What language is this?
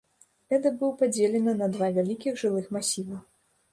Belarusian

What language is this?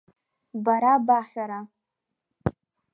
Abkhazian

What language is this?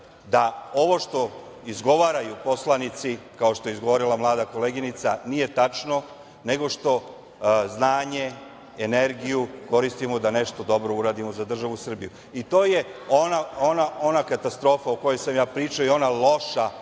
Serbian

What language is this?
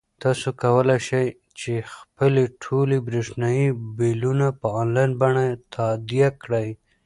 Pashto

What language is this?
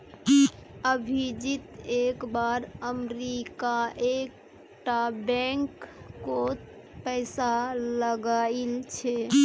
Magahi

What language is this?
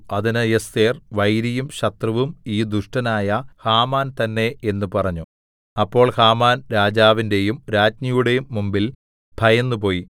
Malayalam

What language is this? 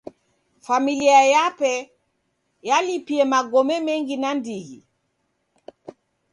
Taita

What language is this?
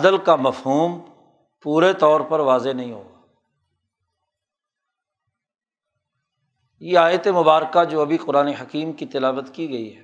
Urdu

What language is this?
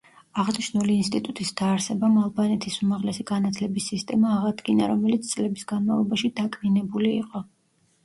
Georgian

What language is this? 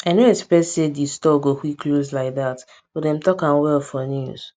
Nigerian Pidgin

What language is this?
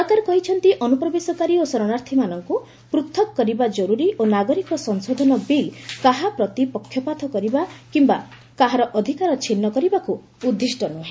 Odia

